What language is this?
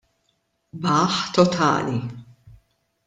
Maltese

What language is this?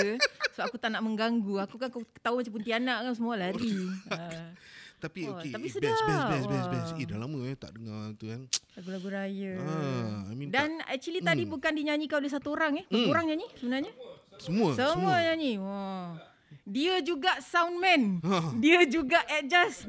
Malay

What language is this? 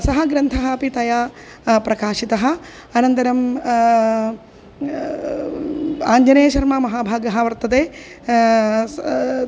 Sanskrit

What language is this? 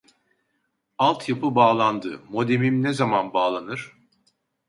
Turkish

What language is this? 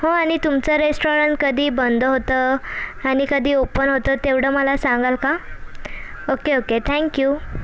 Marathi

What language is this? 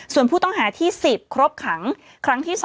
Thai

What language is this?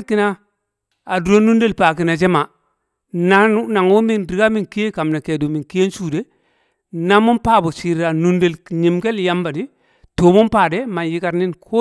Kamo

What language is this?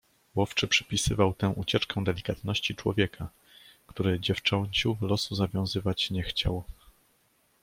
Polish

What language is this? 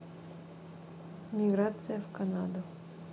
Russian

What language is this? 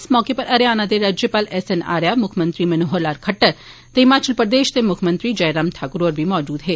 Dogri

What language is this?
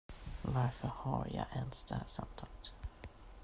Swedish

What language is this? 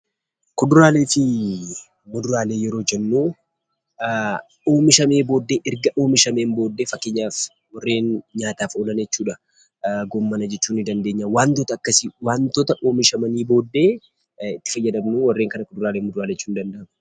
Oromo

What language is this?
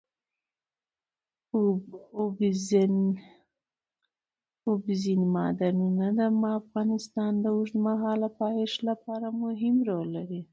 Pashto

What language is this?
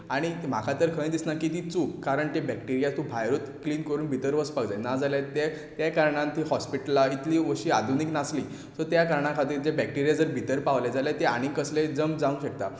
Konkani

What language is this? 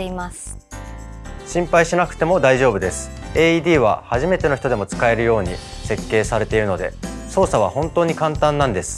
Japanese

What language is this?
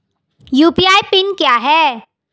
Hindi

